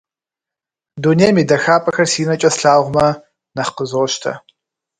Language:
Kabardian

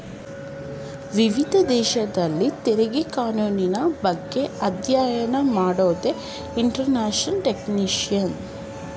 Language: Kannada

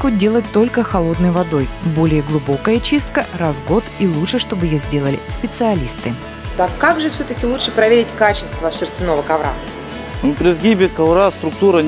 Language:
Russian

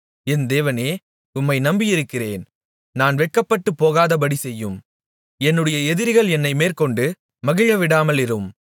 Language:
Tamil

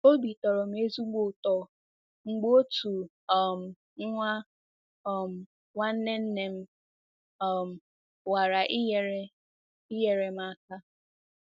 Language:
Igbo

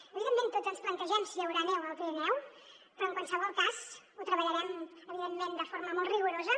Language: Catalan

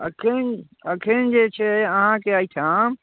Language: Maithili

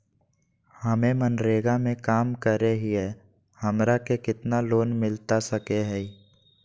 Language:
Magahi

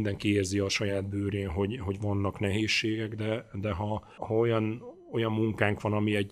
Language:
Hungarian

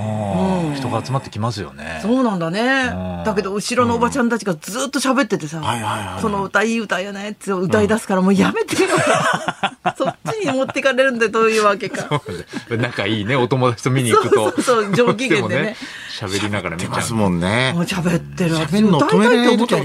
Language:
Japanese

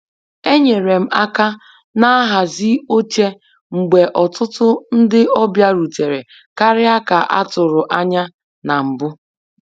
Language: Igbo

